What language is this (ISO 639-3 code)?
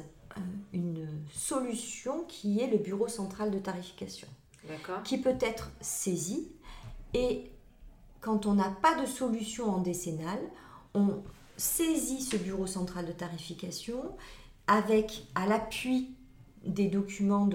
fra